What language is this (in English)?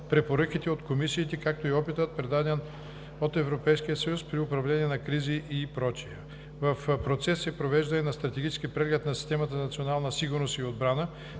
Bulgarian